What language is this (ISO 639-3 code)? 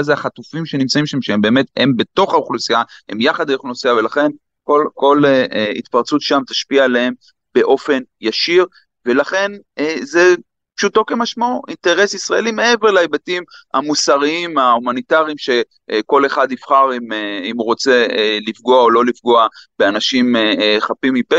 heb